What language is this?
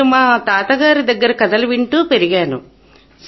Telugu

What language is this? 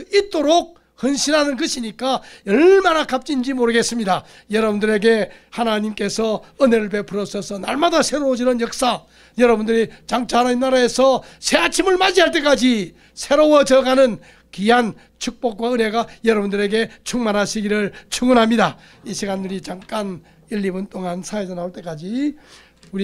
Korean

